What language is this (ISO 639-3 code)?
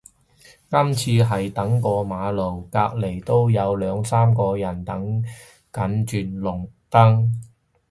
yue